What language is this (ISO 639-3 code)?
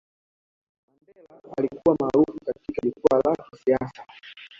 swa